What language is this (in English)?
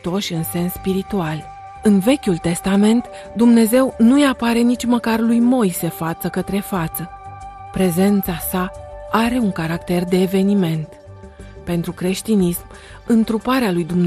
Romanian